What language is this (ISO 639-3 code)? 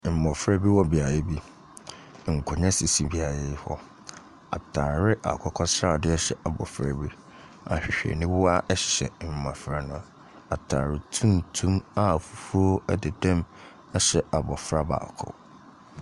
aka